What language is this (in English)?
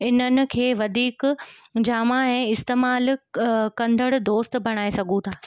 Sindhi